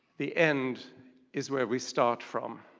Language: English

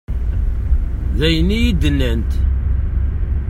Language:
Kabyle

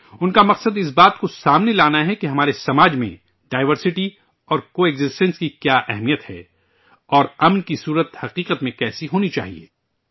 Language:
Urdu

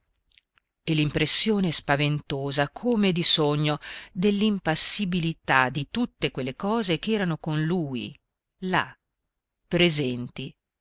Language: Italian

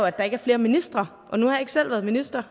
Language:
Danish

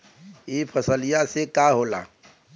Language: Bhojpuri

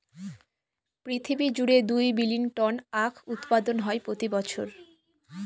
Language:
Bangla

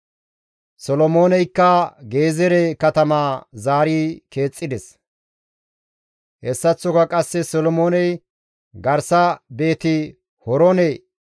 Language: Gamo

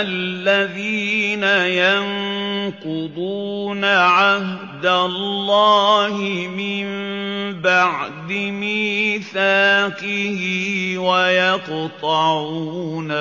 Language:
Arabic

